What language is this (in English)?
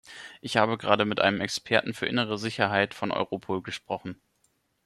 German